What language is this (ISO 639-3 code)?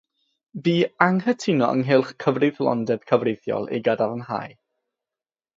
cym